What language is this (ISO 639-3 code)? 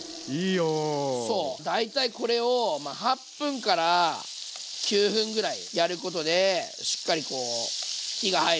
jpn